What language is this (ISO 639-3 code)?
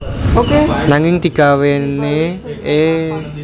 jav